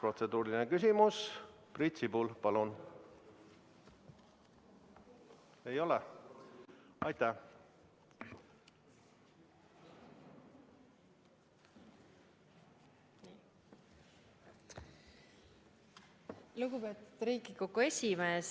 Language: Estonian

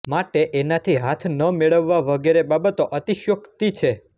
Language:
Gujarati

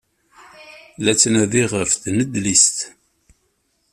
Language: Kabyle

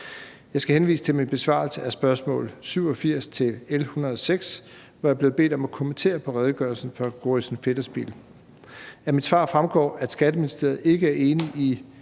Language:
Danish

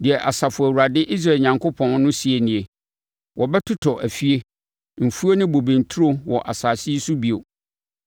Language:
Akan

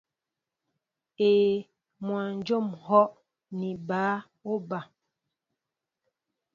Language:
Mbo (Cameroon)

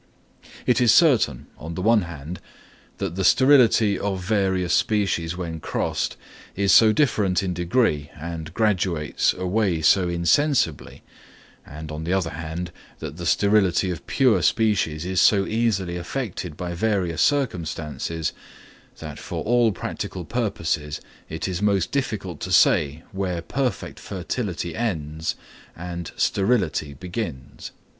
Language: English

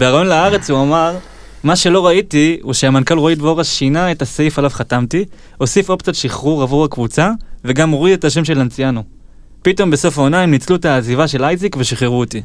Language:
Hebrew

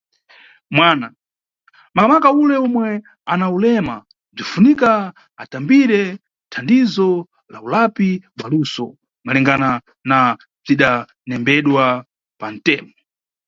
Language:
Nyungwe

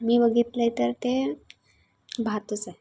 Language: Marathi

